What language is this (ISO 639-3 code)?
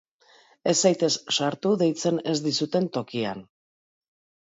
eus